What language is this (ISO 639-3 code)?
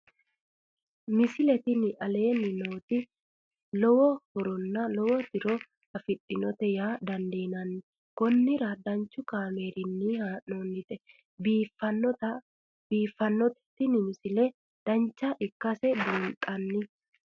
sid